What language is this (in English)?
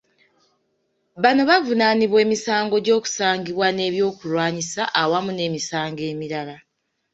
Ganda